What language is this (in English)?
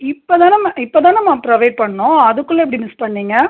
Tamil